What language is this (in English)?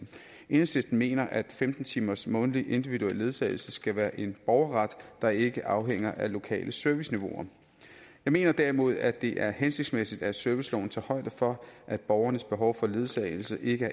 Danish